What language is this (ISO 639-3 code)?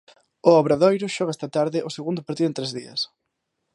glg